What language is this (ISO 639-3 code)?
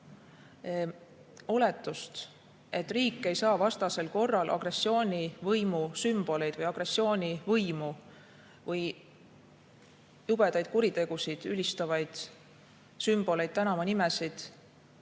est